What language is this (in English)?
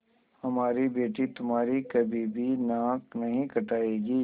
Hindi